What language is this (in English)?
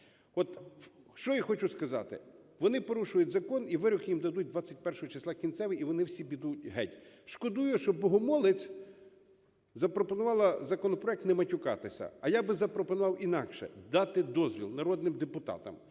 Ukrainian